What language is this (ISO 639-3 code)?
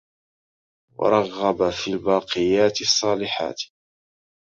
ara